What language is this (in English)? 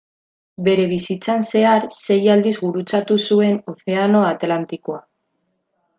Basque